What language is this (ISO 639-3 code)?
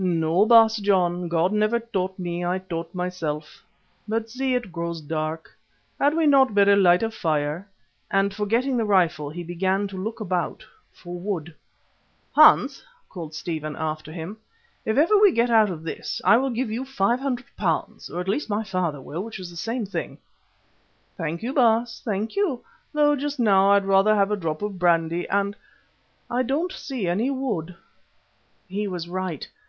eng